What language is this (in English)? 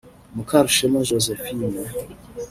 Kinyarwanda